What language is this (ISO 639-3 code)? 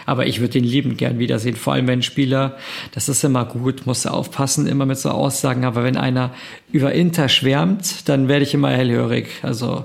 deu